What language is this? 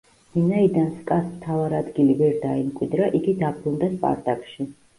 Georgian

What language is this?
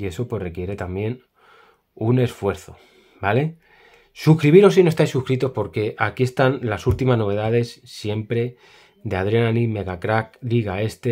Spanish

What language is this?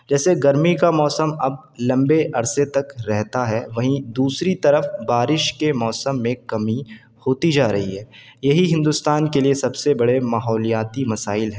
Urdu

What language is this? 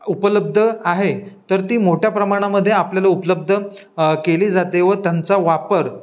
Marathi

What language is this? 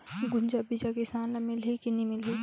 Chhattisgarhi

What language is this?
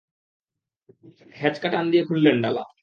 Bangla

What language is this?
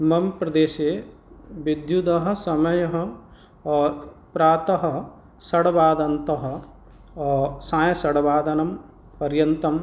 Sanskrit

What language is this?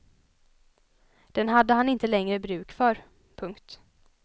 Swedish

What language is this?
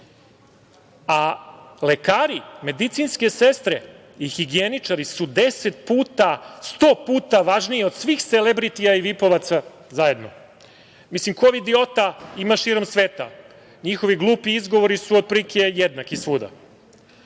Serbian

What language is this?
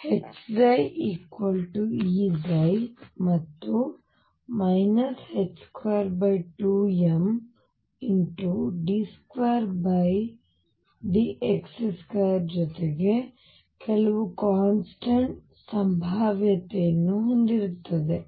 Kannada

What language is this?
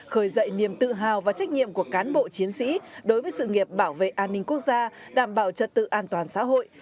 Vietnamese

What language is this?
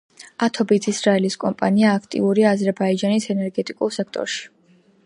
Georgian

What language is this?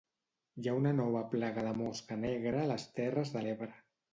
Catalan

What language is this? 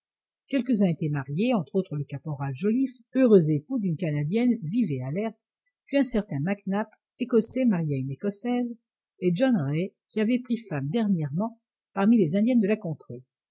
French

